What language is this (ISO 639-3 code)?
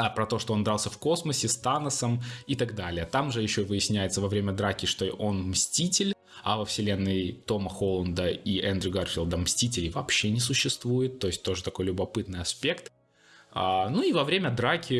rus